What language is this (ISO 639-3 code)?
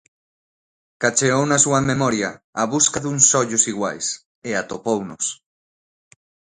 glg